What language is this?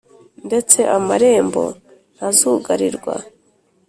Kinyarwanda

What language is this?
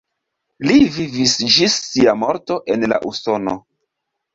Esperanto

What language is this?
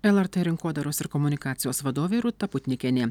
Lithuanian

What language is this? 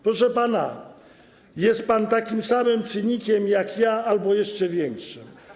Polish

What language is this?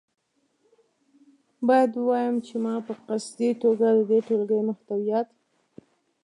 Pashto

